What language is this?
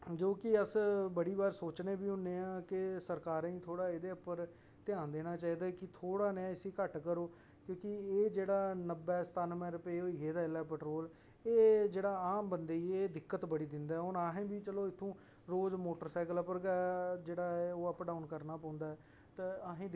Dogri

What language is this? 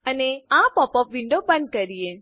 Gujarati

